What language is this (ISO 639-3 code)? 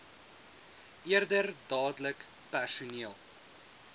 afr